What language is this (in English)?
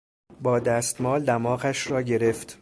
Persian